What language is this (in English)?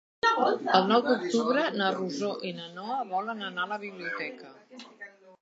Catalan